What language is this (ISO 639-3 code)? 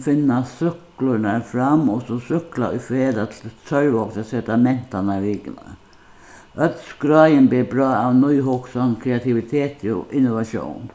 fao